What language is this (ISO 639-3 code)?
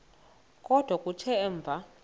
xho